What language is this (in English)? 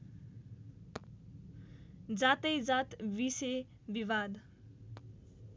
Nepali